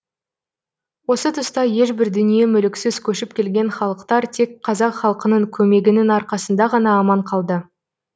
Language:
Kazakh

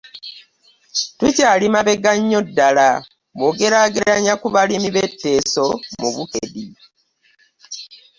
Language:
Ganda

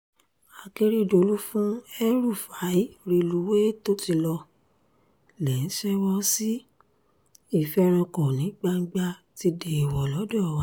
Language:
Yoruba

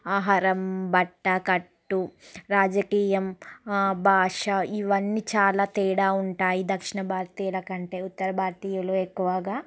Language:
Telugu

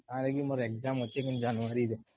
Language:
Odia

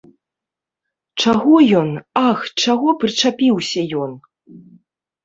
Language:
Belarusian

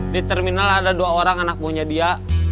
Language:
Indonesian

